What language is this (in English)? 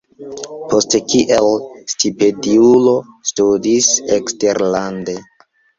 Esperanto